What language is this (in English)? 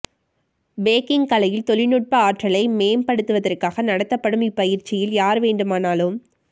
Tamil